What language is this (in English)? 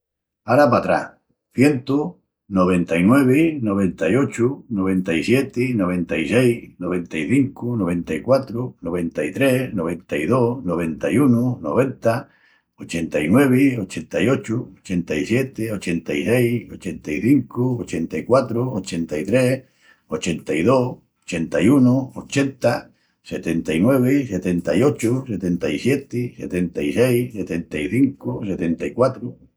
Extremaduran